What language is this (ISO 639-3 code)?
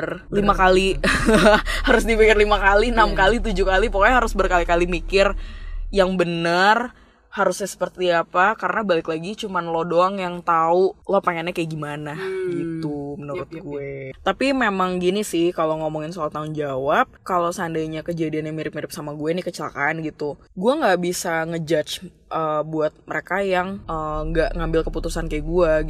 ind